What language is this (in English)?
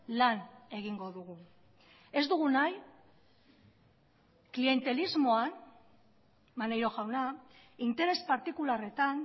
Basque